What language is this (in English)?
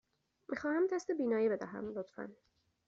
Persian